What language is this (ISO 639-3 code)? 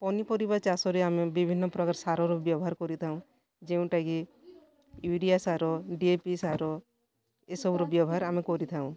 ori